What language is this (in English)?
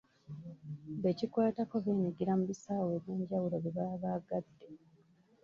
Ganda